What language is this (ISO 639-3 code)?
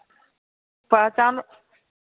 mai